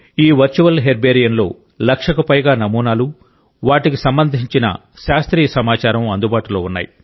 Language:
Telugu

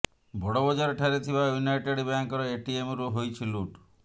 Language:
Odia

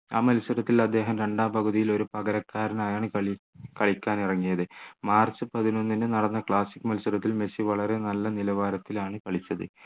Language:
Malayalam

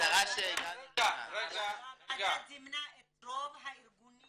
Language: Hebrew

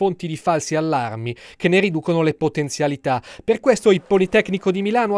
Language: Italian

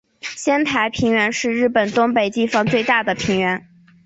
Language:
Chinese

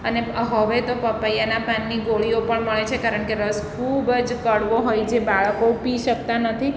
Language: Gujarati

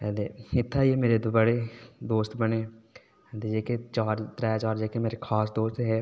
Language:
Dogri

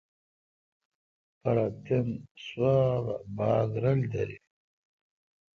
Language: Kalkoti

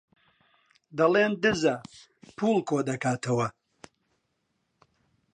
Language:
Central Kurdish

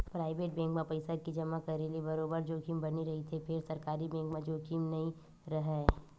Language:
Chhattisgarhi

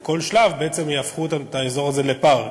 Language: Hebrew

